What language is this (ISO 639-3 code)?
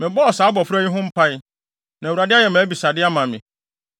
aka